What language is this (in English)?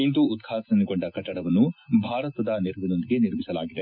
Kannada